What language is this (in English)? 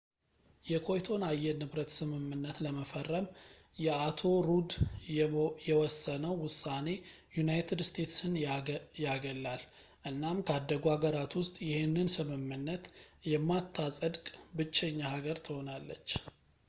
Amharic